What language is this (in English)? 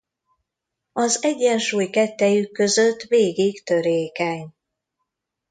Hungarian